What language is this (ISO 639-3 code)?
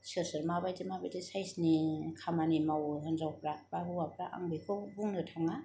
brx